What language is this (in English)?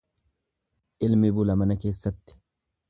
Oromo